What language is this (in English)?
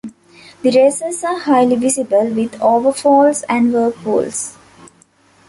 English